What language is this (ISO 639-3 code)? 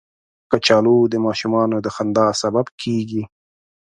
pus